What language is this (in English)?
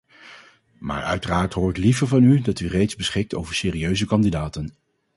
Dutch